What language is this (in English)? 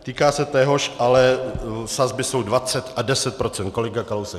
Czech